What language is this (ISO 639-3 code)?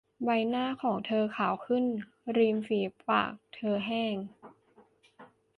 tha